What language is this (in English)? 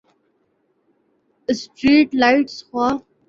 Urdu